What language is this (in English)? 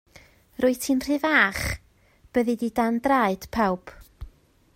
Welsh